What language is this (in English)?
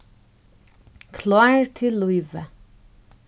Faroese